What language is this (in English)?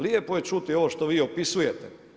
Croatian